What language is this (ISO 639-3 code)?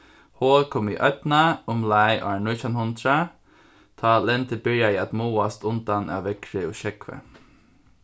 fao